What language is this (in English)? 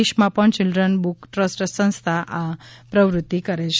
Gujarati